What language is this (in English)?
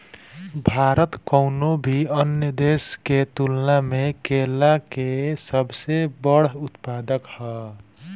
Bhojpuri